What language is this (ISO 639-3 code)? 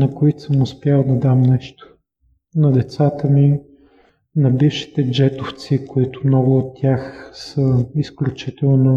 bul